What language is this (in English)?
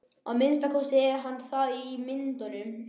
Icelandic